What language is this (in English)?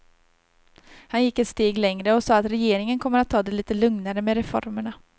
Swedish